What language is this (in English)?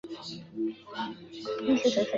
Chinese